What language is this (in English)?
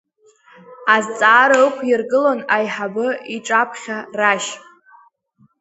Abkhazian